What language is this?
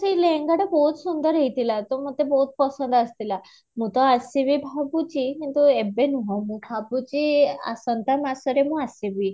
Odia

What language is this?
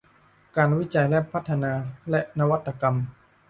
Thai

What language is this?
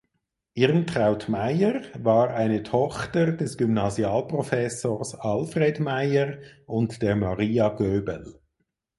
German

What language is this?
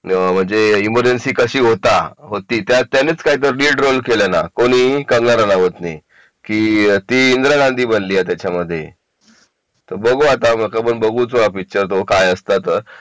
Marathi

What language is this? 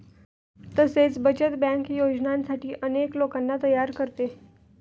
Marathi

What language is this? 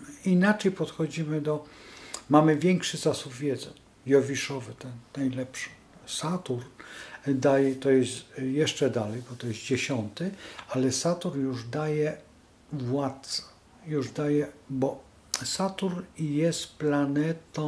Polish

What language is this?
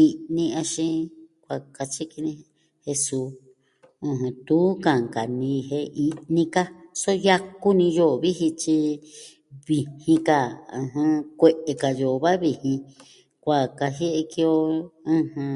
Southwestern Tlaxiaco Mixtec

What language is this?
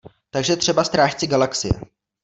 Czech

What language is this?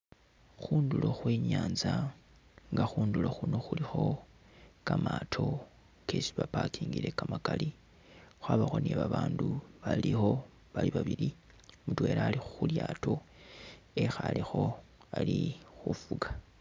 Masaaba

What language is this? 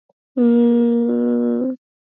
Swahili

